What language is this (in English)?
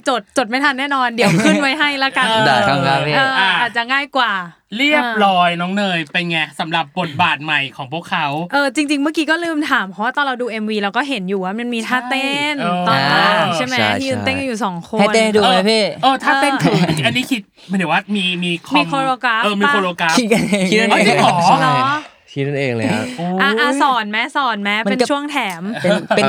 Thai